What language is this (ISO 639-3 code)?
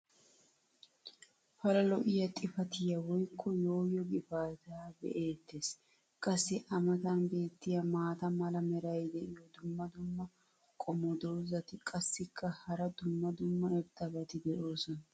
wal